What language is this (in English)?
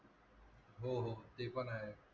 Marathi